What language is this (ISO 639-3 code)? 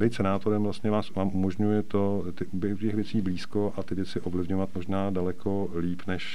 ces